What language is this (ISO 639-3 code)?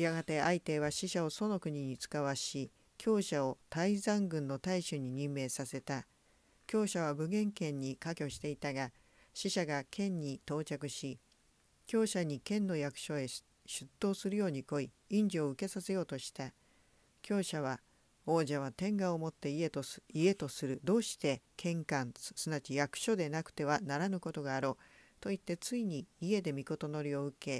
jpn